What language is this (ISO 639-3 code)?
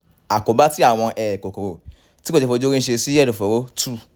yor